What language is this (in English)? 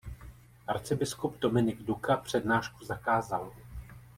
Czech